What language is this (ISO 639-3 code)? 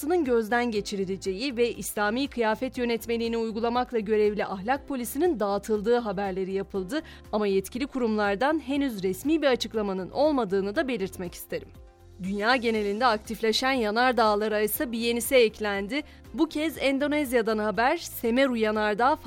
tur